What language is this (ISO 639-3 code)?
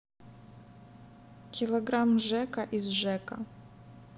rus